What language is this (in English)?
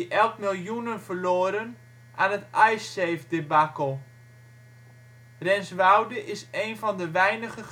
Dutch